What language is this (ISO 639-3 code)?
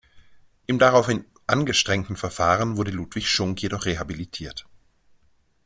deu